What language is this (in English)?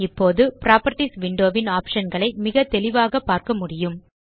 Tamil